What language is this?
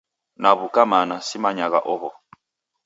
Taita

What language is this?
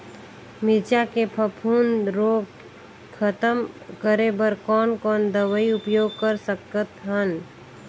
Chhattisgarhi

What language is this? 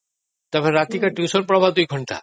Odia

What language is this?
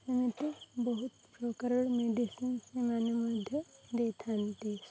Odia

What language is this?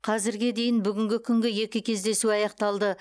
Kazakh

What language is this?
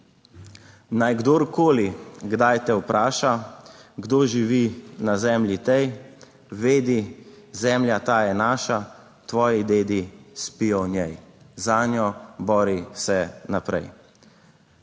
Slovenian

